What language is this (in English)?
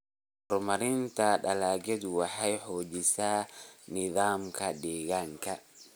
Somali